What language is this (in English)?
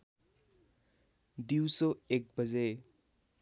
Nepali